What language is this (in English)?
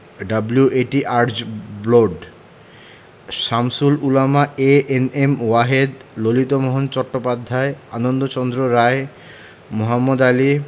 Bangla